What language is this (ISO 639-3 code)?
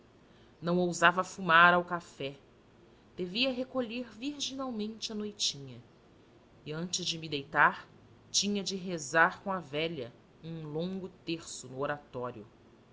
por